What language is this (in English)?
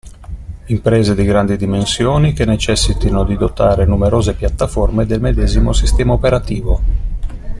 Italian